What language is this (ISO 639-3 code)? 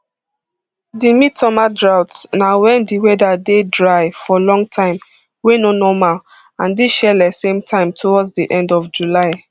pcm